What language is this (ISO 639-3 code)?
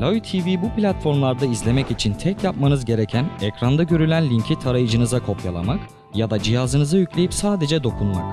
tur